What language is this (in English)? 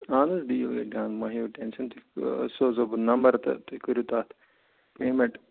Kashmiri